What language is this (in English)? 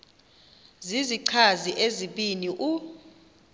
Xhosa